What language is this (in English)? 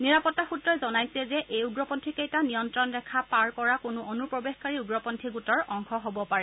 Assamese